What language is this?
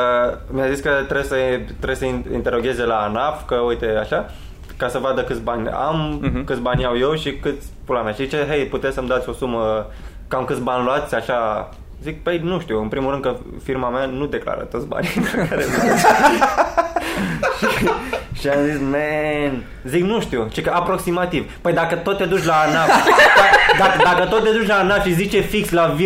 Romanian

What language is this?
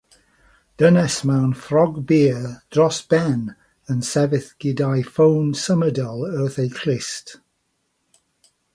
Welsh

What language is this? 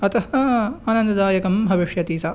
Sanskrit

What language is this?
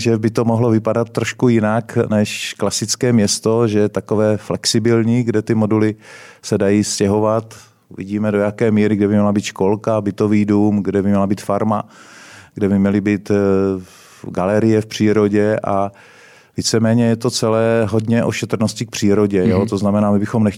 Czech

